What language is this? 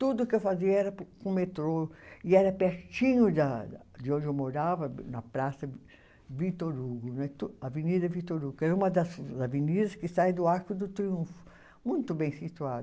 Portuguese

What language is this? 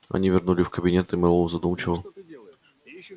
Russian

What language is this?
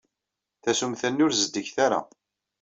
Kabyle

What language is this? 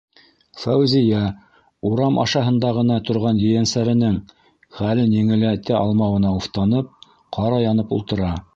Bashkir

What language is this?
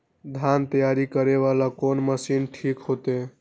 Maithili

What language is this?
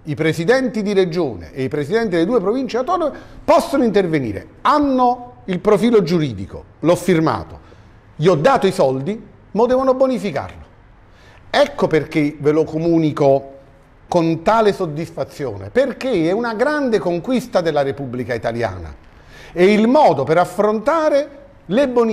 Italian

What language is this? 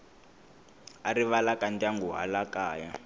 Tsonga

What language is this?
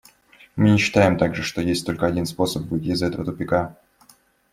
Russian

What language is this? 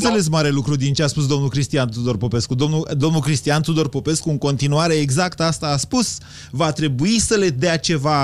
Romanian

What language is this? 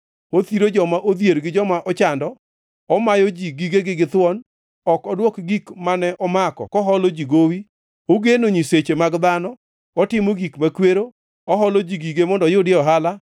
Luo (Kenya and Tanzania)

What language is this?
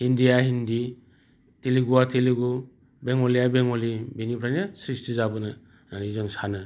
Bodo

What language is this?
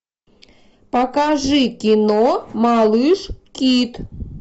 Russian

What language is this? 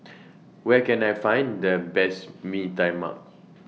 English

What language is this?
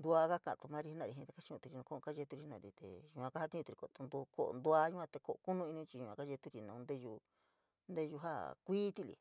San Miguel El Grande Mixtec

